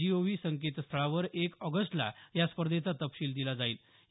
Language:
Marathi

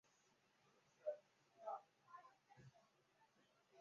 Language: Chinese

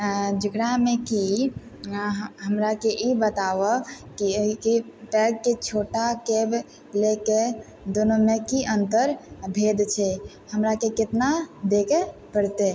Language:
Maithili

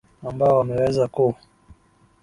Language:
Swahili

